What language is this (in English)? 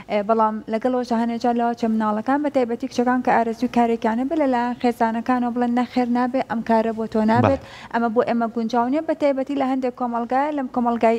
Arabic